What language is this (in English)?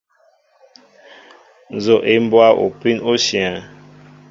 Mbo (Cameroon)